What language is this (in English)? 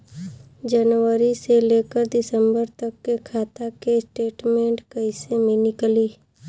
Bhojpuri